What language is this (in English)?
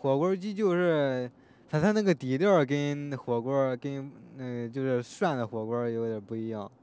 Chinese